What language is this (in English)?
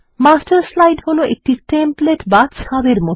Bangla